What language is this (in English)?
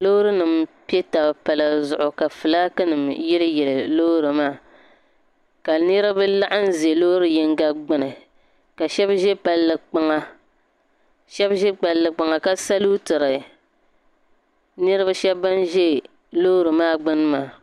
Dagbani